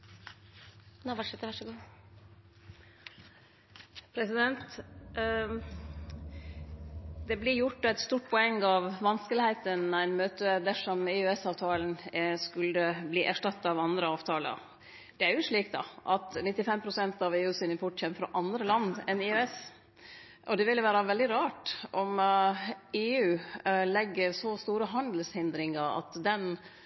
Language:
Norwegian Nynorsk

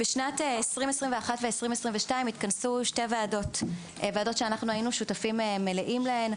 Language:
Hebrew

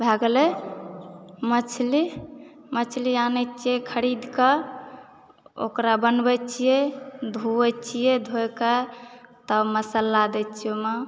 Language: Maithili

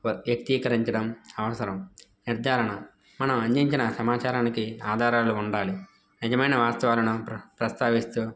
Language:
Telugu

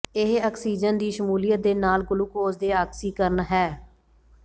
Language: Punjabi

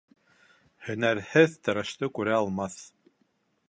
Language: Bashkir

